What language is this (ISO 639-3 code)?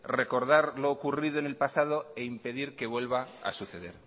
spa